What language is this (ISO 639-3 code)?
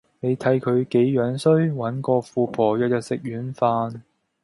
yue